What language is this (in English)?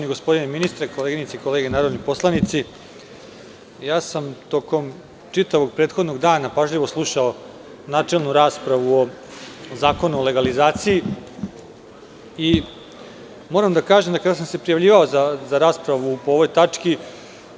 Serbian